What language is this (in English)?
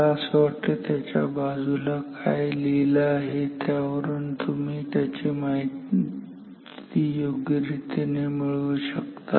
Marathi